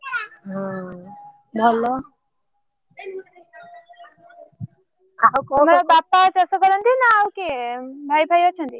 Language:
Odia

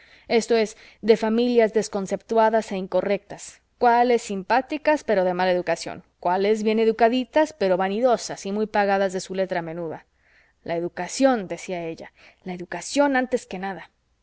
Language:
Spanish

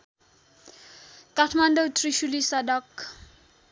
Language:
Nepali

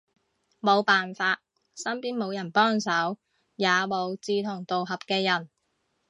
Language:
Cantonese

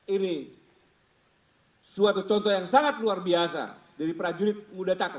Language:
Indonesian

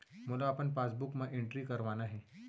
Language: Chhattisgarhi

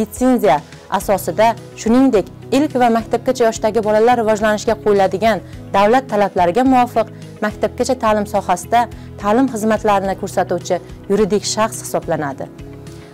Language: Turkish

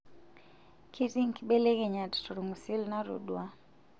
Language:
Masai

